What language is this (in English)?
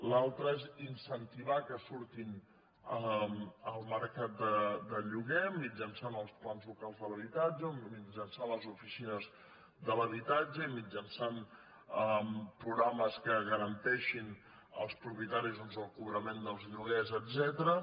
Catalan